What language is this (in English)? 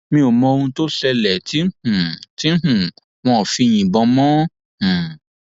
Yoruba